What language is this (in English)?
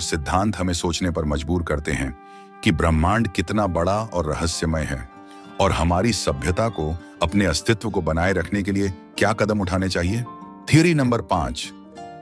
Hindi